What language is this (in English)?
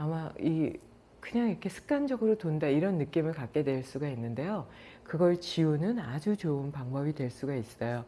Korean